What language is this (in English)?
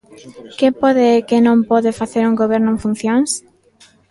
Galician